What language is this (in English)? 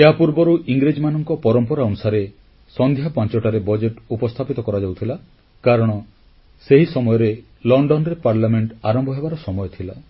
Odia